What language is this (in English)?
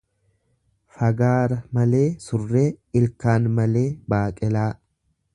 Oromo